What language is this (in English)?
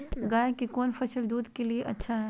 Magahi